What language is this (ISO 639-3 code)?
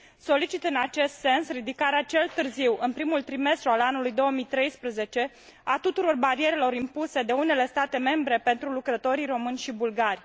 ron